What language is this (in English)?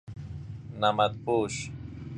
Persian